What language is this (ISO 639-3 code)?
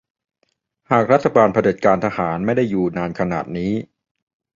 tha